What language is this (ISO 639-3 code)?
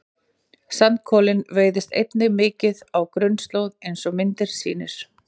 isl